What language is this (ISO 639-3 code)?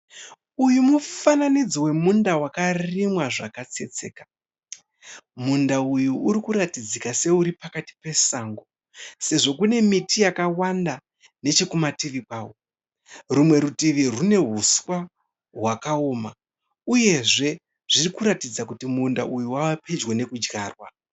sna